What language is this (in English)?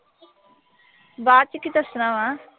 Punjabi